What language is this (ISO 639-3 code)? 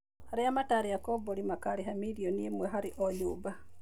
kik